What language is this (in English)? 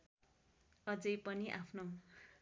Nepali